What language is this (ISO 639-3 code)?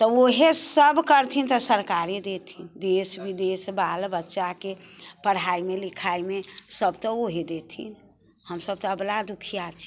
mai